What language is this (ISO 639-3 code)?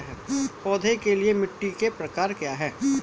hin